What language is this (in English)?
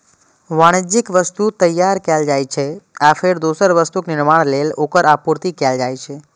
Maithili